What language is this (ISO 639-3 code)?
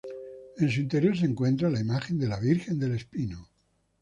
spa